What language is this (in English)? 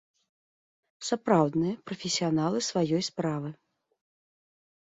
Belarusian